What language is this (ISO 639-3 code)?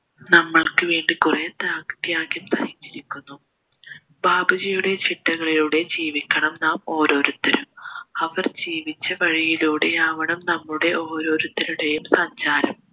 mal